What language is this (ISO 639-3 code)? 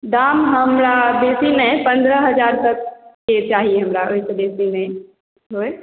mai